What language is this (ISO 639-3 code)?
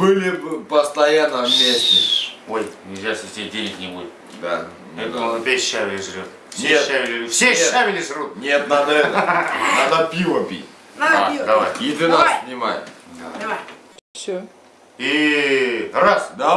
rus